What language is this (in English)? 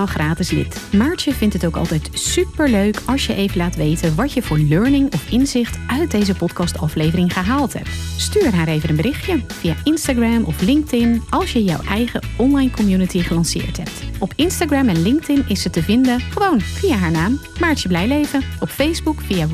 Dutch